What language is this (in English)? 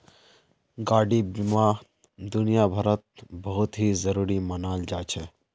Magahi